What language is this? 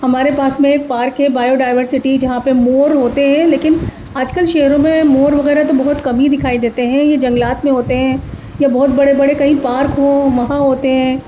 Urdu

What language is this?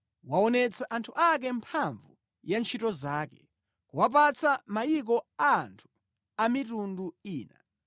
Nyanja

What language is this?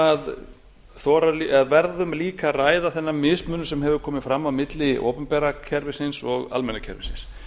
Icelandic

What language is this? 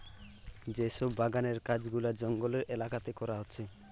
Bangla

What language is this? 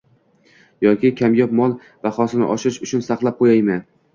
Uzbek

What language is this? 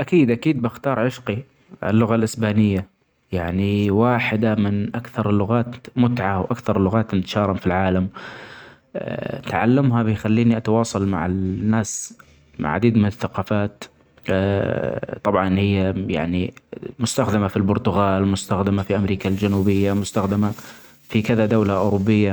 Omani Arabic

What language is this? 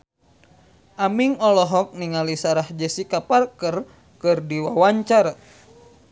Sundanese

